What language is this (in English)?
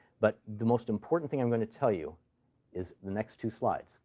English